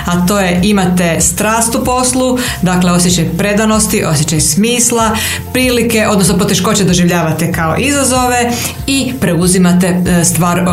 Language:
Croatian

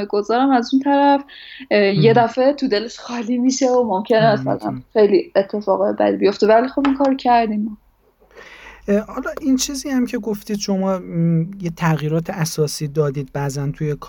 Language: Persian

